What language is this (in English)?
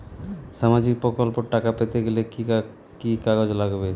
Bangla